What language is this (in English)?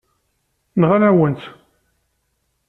Kabyle